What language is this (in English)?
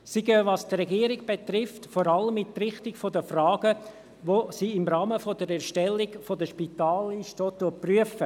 Swiss German